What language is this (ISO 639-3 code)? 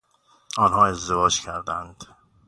fas